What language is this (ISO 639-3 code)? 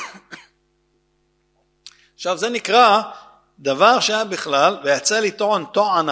heb